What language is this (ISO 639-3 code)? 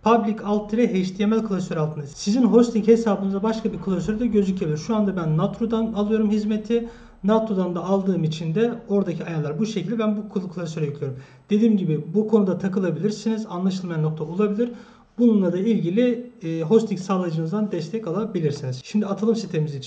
tur